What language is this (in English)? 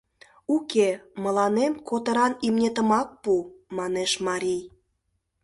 Mari